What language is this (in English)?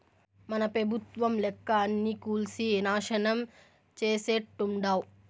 Telugu